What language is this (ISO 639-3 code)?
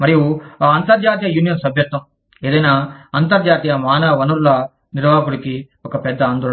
tel